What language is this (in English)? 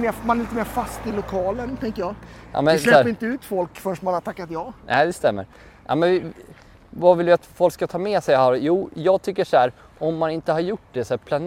Swedish